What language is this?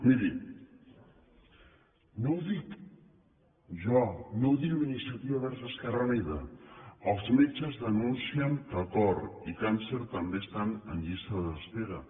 Catalan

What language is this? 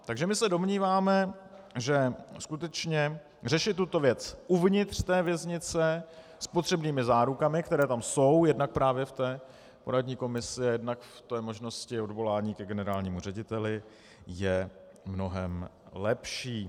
Czech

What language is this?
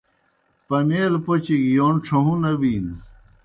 Kohistani Shina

